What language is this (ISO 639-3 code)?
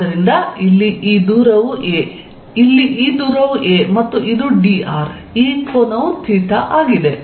kan